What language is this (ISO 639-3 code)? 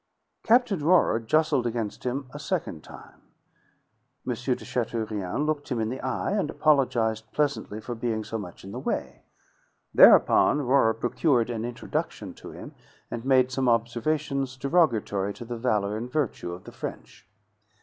eng